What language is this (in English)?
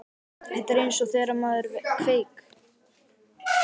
Icelandic